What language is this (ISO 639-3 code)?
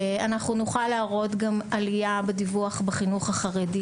heb